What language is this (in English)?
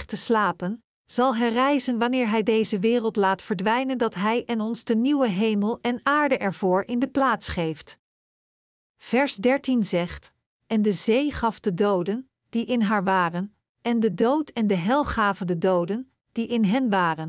Dutch